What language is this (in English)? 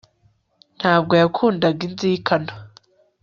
Kinyarwanda